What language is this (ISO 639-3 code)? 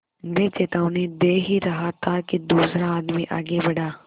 hin